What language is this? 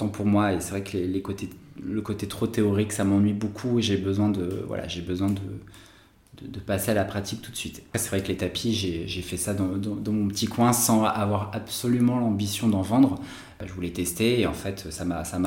French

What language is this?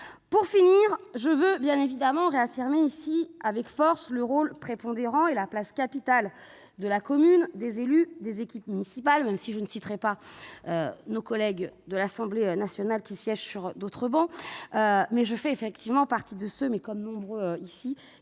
French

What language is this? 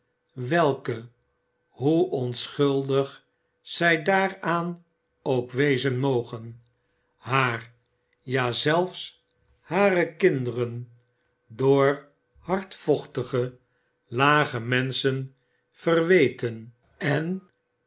Dutch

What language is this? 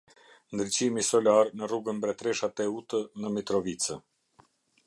Albanian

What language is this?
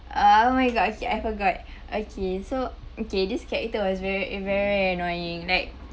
English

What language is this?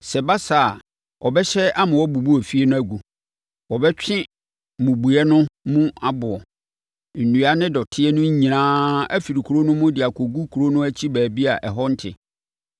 Akan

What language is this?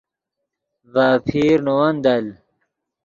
Yidgha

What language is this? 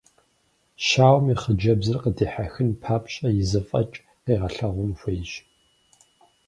Kabardian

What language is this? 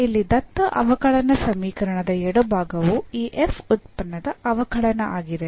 Kannada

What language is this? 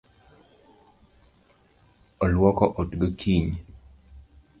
Luo (Kenya and Tanzania)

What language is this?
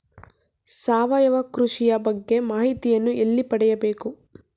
Kannada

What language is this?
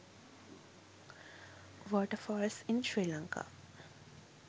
Sinhala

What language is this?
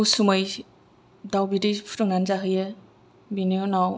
Bodo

